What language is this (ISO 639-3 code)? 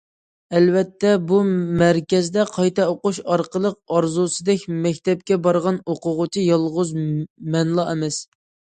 uig